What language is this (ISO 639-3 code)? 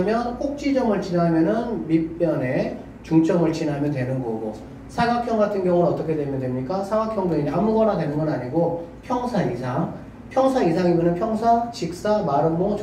kor